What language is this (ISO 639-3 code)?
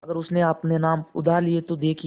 hin